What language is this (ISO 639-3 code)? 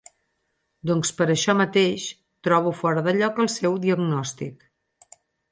cat